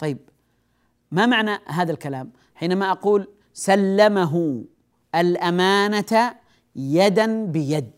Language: Arabic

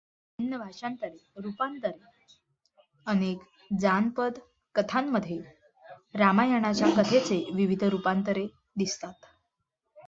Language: Marathi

